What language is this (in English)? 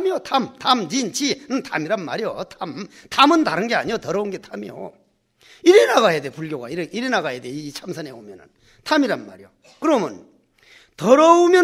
Korean